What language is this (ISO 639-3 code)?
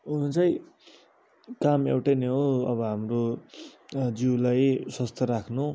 nep